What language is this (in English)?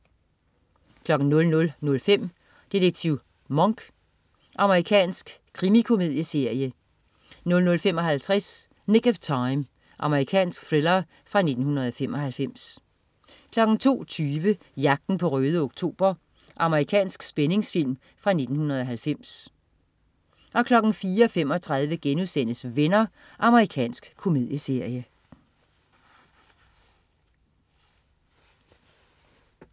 Danish